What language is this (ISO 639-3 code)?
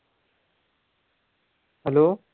mar